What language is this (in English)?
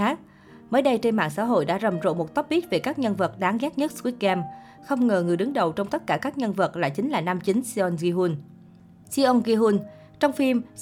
Vietnamese